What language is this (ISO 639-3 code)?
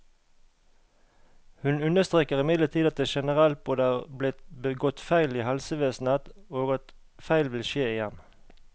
nor